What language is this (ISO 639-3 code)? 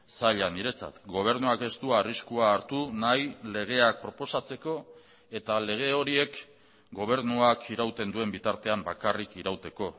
eus